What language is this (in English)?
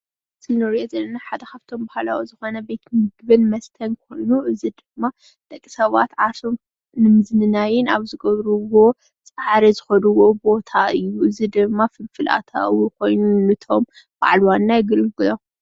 Tigrinya